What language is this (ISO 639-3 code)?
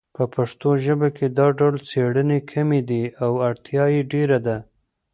pus